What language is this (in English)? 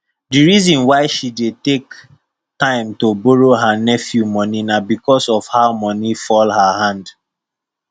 Nigerian Pidgin